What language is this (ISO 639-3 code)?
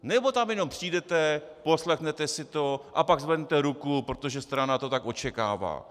ces